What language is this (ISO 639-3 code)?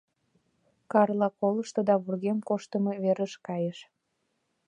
chm